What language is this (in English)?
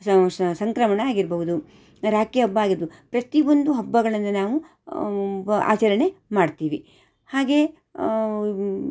Kannada